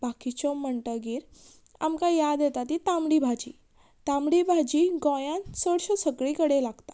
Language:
Konkani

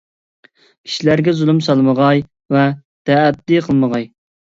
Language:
Uyghur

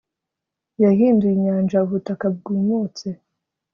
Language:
Kinyarwanda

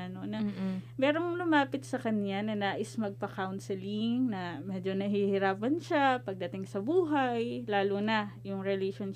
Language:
Filipino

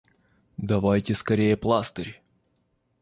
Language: Russian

